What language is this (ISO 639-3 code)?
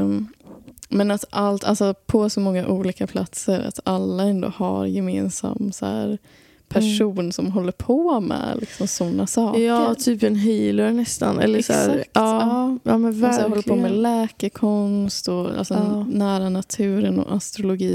swe